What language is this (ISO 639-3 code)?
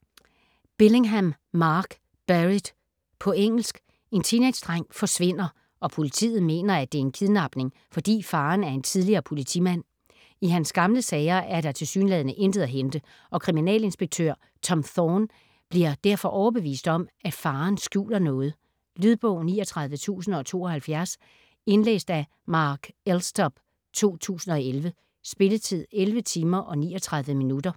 dan